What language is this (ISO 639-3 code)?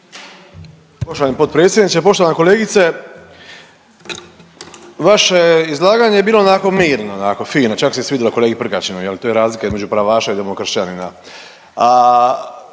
hrv